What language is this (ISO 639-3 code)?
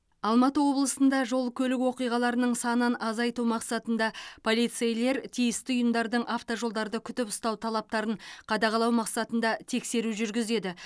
kaz